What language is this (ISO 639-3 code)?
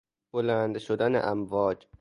fas